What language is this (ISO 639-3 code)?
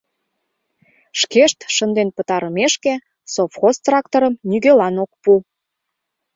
chm